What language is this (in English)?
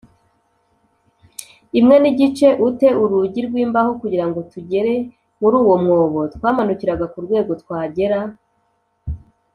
Kinyarwanda